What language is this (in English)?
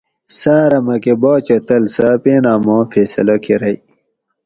Gawri